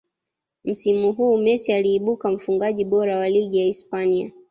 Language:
Swahili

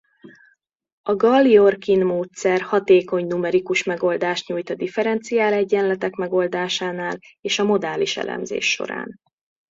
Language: Hungarian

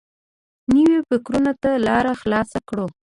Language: Pashto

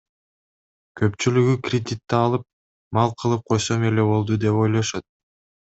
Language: Kyrgyz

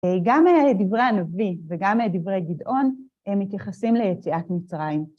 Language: Hebrew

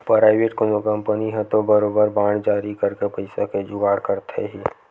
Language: Chhattisgarhi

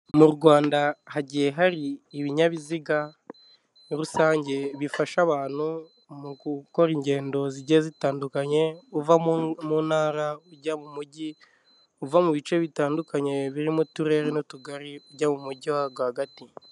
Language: Kinyarwanda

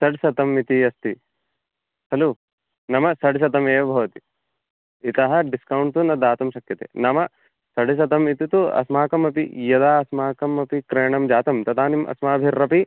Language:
Sanskrit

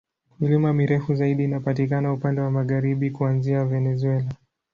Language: Swahili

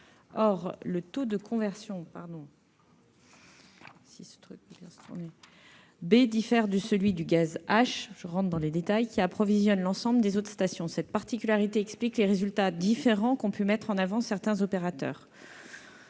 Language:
French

